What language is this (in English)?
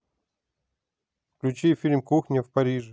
Russian